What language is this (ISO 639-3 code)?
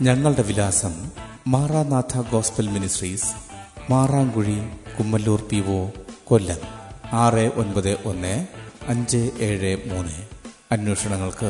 mal